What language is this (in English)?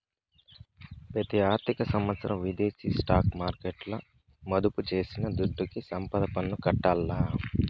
Telugu